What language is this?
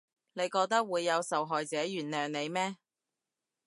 Cantonese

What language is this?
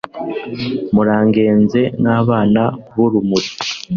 Kinyarwanda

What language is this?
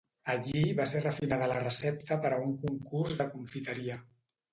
Catalan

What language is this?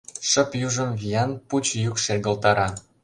Mari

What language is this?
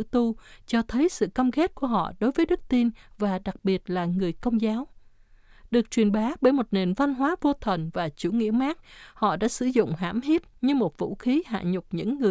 Vietnamese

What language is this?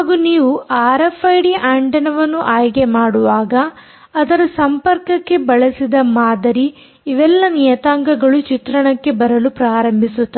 Kannada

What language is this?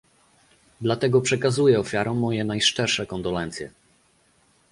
Polish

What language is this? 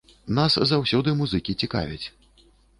Belarusian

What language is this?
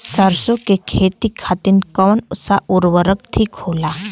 Bhojpuri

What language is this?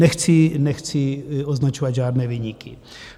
Czech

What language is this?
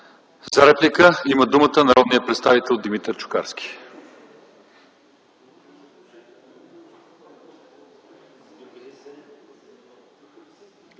Bulgarian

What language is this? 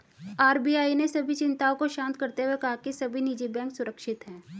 Hindi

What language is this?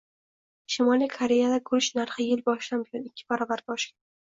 Uzbek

